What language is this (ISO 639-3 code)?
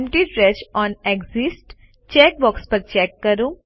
guj